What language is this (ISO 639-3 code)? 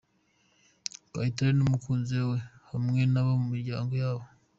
kin